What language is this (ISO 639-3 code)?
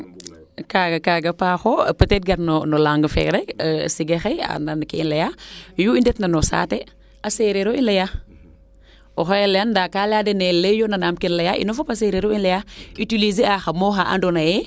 srr